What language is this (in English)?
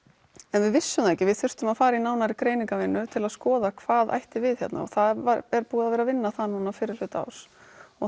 Icelandic